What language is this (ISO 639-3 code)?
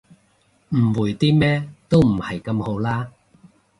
yue